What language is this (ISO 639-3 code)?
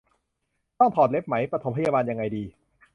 tha